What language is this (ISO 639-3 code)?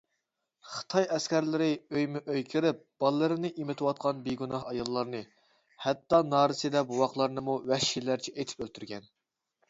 uig